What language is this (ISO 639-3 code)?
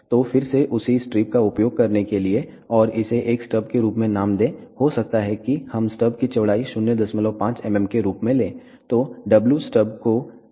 hin